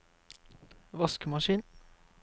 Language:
Norwegian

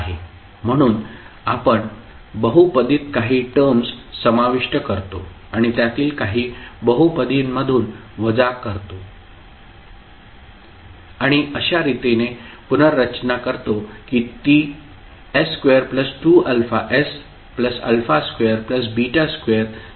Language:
Marathi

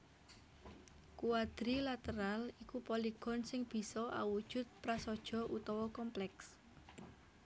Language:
Javanese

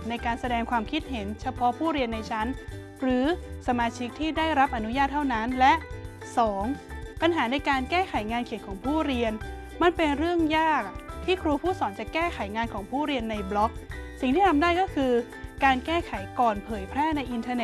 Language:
Thai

